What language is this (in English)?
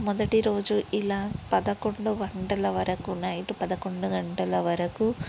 Telugu